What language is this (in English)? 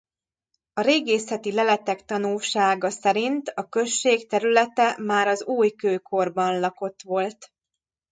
Hungarian